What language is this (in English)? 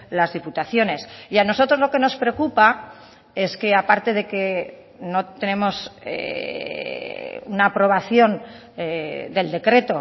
Spanish